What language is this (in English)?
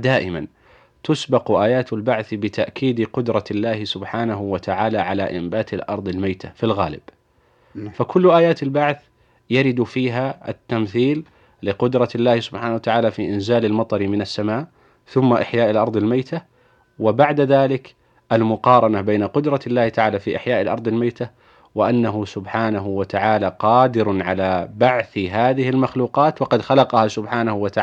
Arabic